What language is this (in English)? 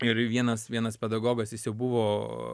Lithuanian